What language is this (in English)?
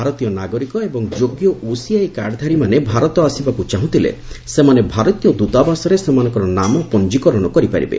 Odia